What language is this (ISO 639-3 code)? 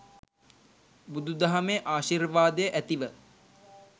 sin